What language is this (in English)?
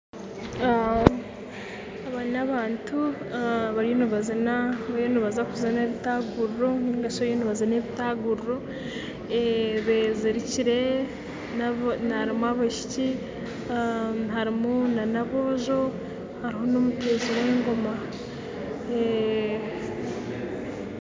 Nyankole